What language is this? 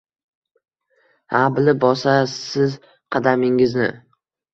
Uzbek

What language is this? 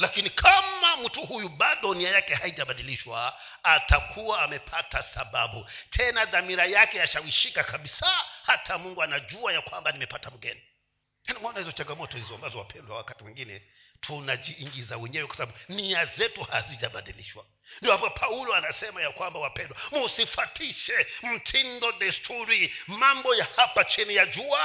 Swahili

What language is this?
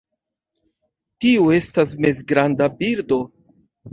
Esperanto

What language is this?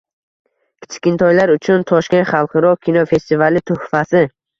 Uzbek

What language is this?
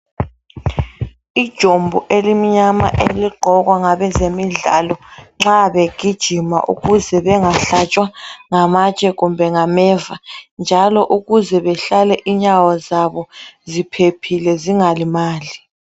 North Ndebele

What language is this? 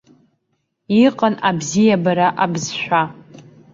Abkhazian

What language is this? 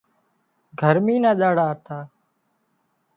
Wadiyara Koli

